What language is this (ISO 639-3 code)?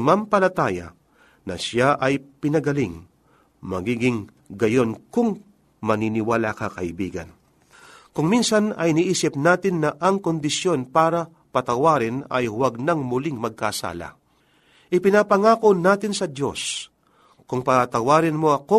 fil